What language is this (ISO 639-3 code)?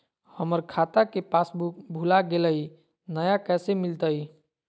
mag